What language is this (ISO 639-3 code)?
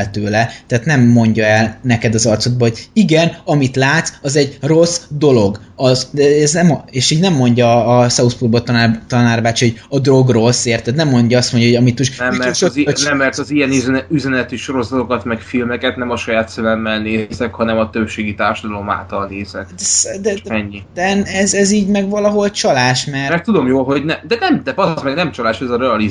hun